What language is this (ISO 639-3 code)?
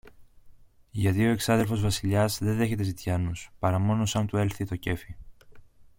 ell